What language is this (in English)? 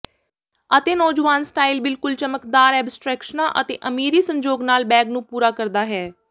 Punjabi